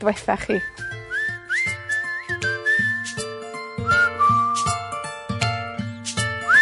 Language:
Welsh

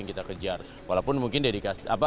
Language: Indonesian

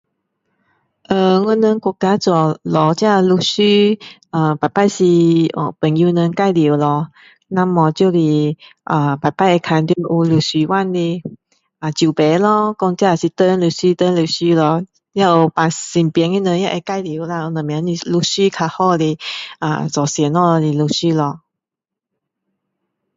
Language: Min Dong Chinese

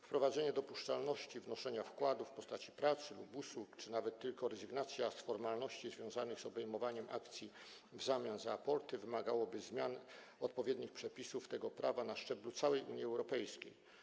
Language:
Polish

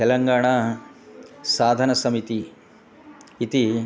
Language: Sanskrit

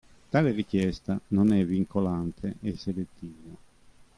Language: Italian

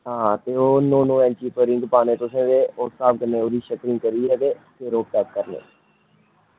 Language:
Dogri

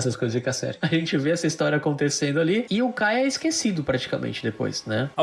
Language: Portuguese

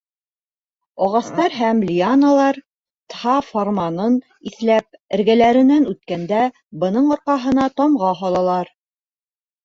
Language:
Bashkir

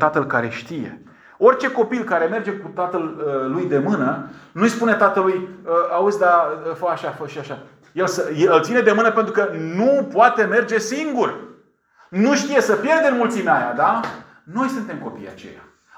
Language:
Romanian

